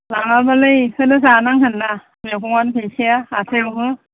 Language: Bodo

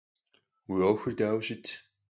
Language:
Kabardian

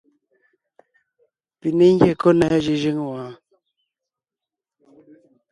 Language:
Ngiemboon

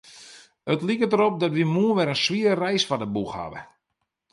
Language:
Western Frisian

